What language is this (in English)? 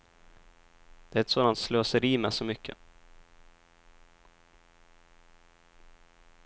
Swedish